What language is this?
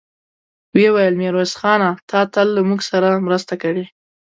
Pashto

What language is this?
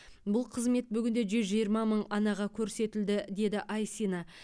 Kazakh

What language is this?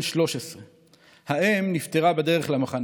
Hebrew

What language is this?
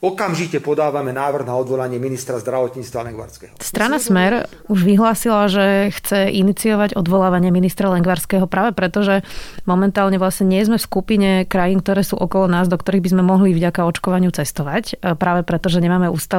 Slovak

